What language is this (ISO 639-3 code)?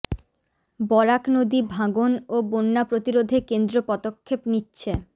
ben